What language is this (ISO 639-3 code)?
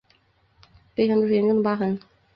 zho